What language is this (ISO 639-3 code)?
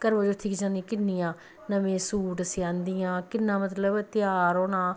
doi